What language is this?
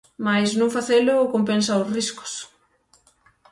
Galician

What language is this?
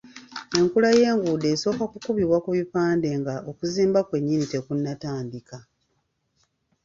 Ganda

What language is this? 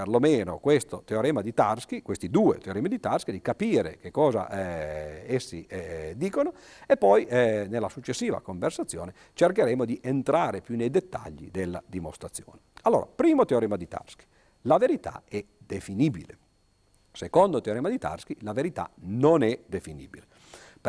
Italian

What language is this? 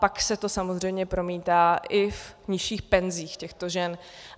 Czech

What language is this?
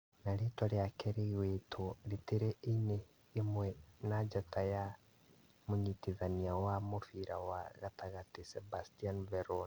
Kikuyu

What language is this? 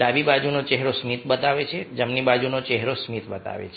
Gujarati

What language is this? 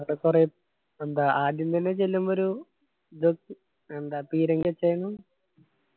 Malayalam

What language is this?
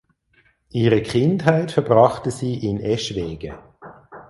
German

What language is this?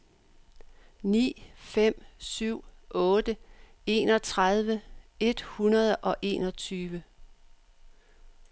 Danish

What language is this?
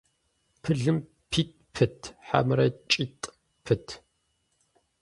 Kabardian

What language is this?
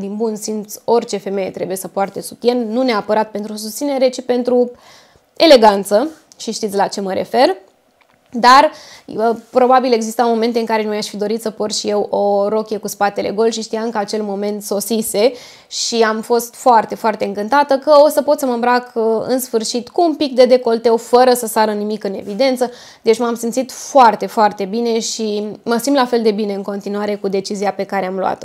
Romanian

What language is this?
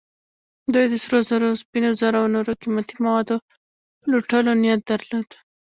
Pashto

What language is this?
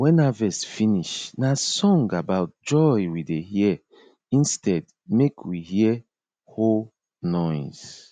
Nigerian Pidgin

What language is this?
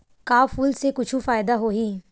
Chhattisgarhi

